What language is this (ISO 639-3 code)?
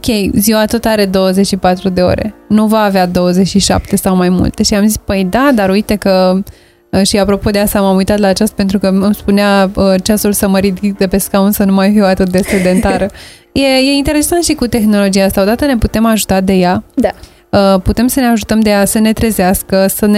ron